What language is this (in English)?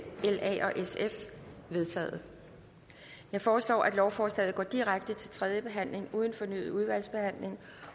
Danish